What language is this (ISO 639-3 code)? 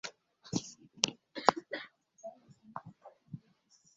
kin